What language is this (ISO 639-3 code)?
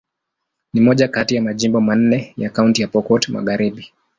swa